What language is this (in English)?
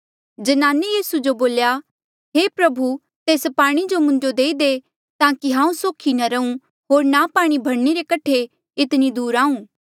Mandeali